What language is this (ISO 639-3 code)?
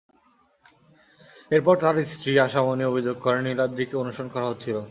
ben